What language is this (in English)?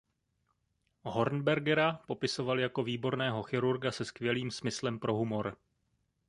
Czech